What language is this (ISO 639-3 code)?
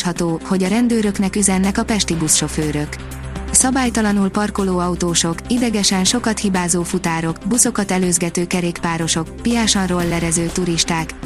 hun